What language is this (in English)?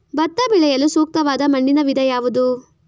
Kannada